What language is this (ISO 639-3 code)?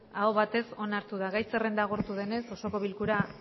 eus